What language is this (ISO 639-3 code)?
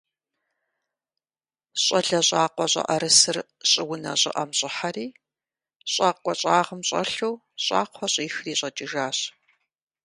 kbd